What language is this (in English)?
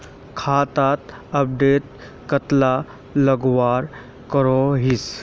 Magahi